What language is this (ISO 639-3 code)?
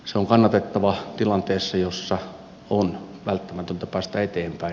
fin